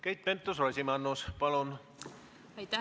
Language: Estonian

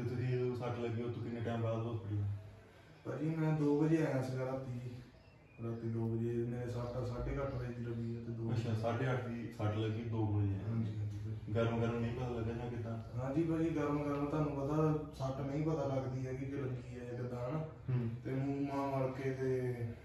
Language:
Punjabi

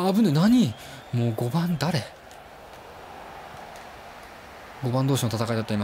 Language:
Japanese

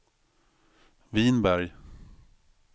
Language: Swedish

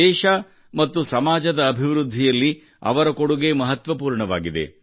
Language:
Kannada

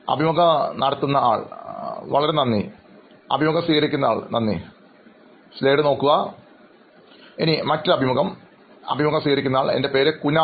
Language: Malayalam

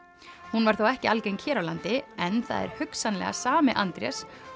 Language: Icelandic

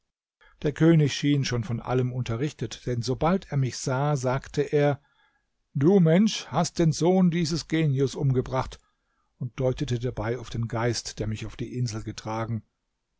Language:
German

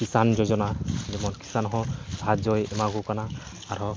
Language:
Santali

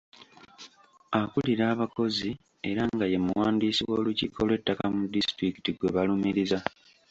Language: Ganda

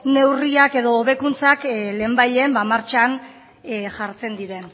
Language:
Basque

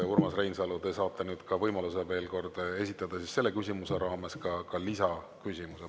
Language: Estonian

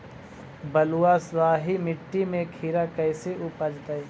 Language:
Magahi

